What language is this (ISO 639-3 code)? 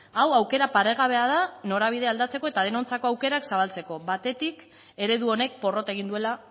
eus